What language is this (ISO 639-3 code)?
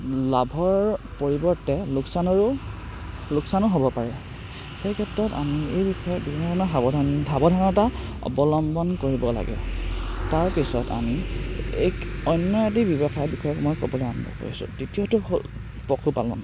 asm